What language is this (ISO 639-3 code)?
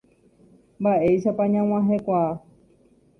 grn